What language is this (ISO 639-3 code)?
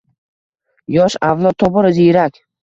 uzb